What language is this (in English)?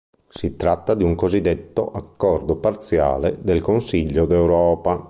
Italian